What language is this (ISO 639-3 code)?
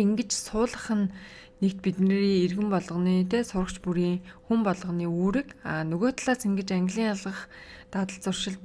tur